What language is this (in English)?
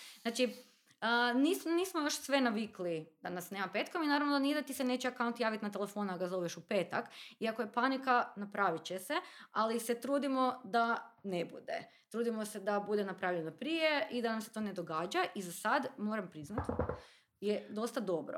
Croatian